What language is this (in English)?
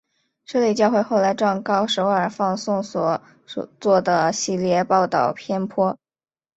Chinese